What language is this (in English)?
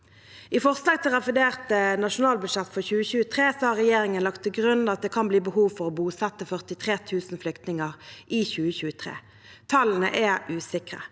Norwegian